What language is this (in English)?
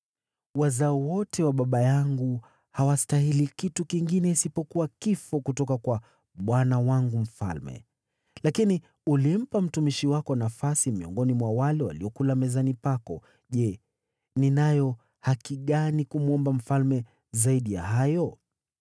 Swahili